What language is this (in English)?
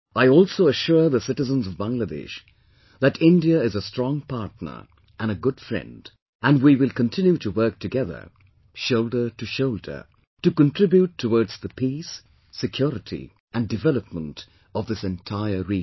English